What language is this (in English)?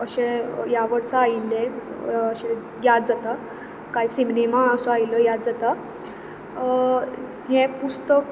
Konkani